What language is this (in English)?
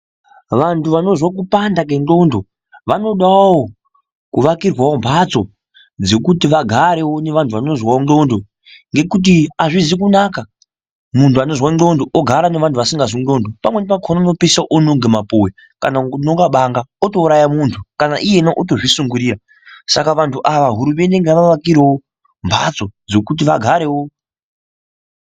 Ndau